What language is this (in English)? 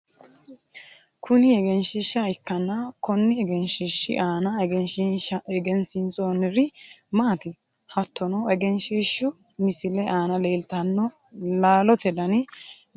Sidamo